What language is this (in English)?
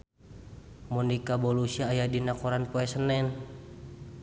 Sundanese